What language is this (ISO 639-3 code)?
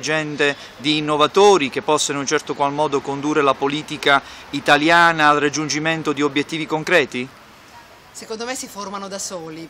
ita